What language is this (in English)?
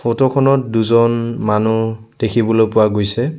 Assamese